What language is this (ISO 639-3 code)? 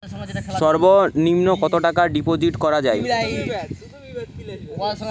ben